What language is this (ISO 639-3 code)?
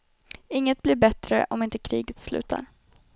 swe